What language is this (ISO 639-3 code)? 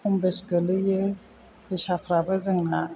brx